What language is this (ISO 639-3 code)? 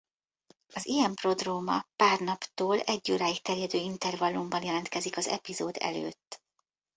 hun